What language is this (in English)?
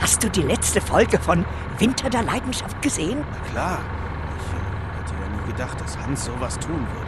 German